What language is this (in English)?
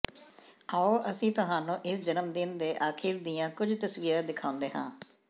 Punjabi